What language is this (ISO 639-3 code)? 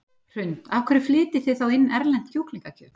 isl